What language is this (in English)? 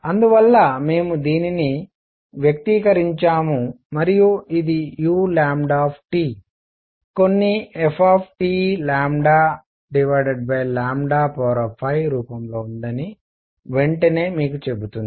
Telugu